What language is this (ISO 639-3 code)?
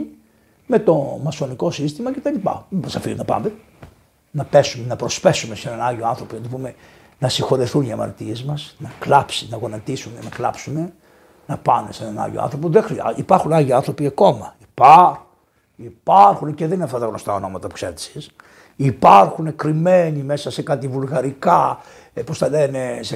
ell